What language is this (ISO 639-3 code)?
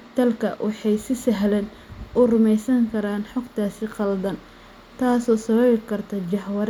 som